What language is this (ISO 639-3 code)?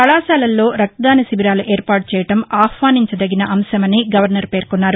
tel